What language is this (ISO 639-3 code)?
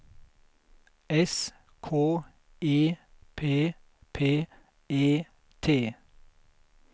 swe